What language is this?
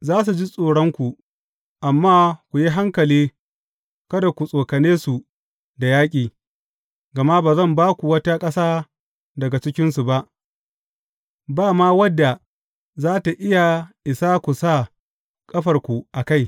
Hausa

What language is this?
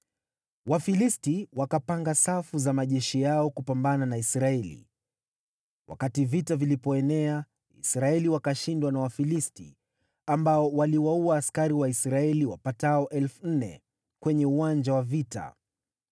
Swahili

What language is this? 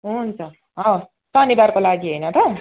Nepali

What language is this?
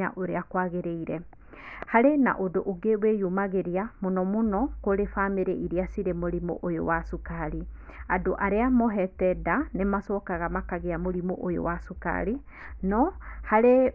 Kikuyu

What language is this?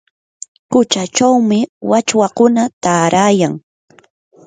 Yanahuanca Pasco Quechua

